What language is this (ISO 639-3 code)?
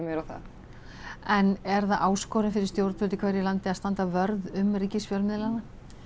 isl